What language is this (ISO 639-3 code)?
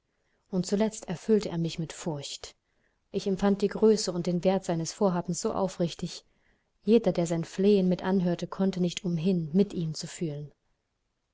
deu